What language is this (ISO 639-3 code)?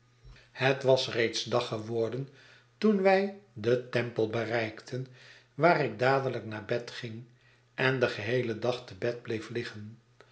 nld